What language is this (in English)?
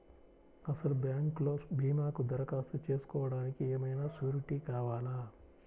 Telugu